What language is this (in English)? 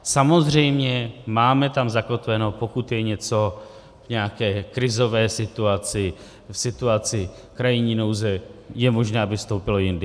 Czech